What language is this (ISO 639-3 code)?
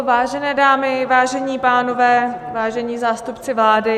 ces